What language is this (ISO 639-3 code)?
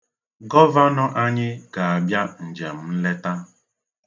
ibo